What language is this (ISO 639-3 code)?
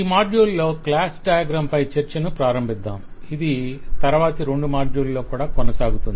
tel